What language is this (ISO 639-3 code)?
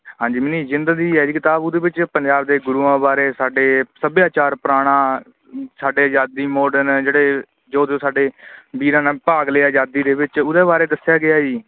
pan